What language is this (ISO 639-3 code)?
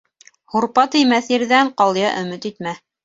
bak